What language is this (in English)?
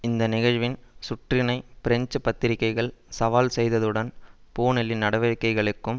Tamil